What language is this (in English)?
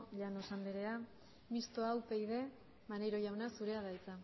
Basque